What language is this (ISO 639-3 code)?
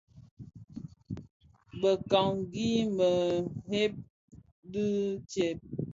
ksf